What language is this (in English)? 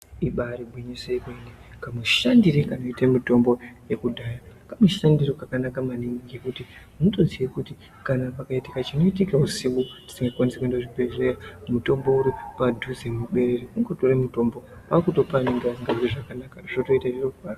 Ndau